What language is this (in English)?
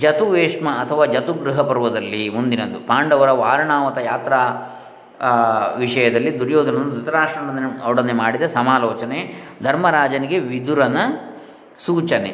Kannada